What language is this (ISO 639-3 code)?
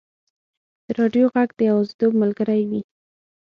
pus